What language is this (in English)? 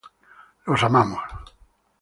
Spanish